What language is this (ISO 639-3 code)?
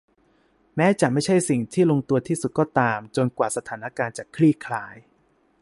tha